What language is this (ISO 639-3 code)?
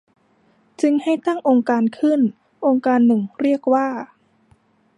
tha